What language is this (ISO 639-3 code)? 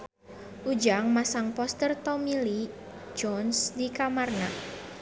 sun